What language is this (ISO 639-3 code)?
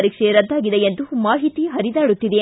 kan